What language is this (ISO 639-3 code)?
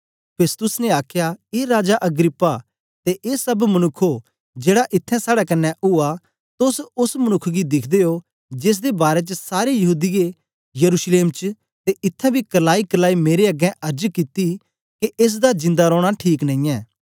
doi